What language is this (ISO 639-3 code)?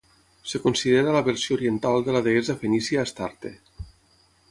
cat